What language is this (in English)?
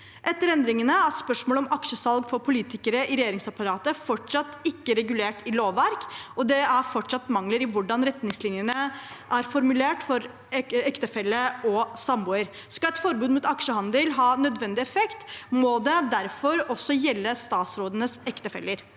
Norwegian